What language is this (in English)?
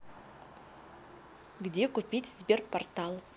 Russian